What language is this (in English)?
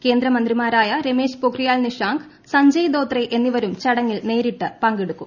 Malayalam